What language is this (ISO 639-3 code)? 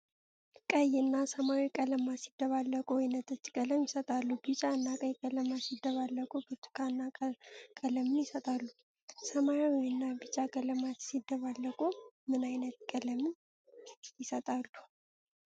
amh